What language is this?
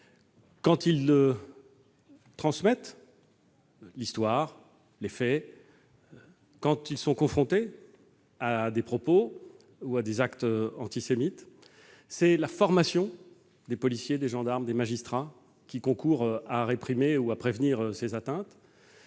French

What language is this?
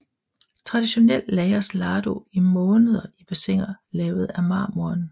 Danish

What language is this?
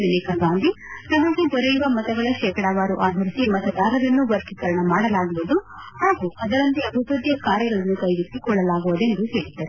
Kannada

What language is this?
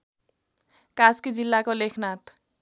Nepali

